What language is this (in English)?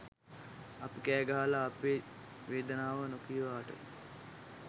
Sinhala